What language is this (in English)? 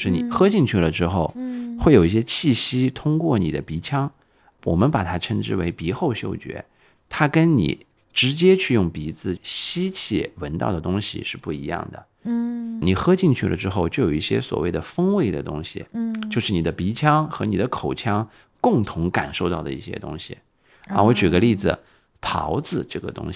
Chinese